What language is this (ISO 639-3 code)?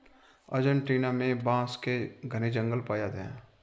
hin